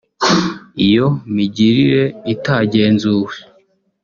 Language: Kinyarwanda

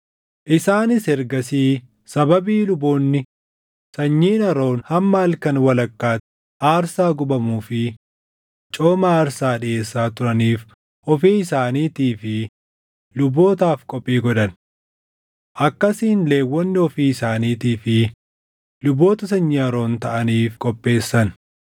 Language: Oromo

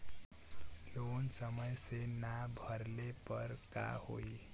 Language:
Bhojpuri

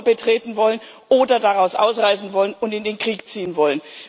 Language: German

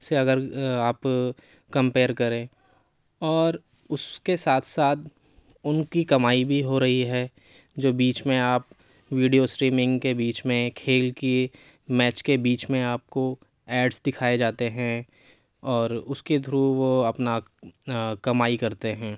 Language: Urdu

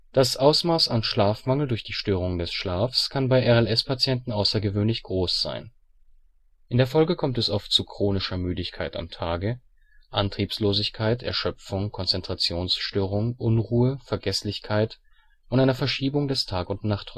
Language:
German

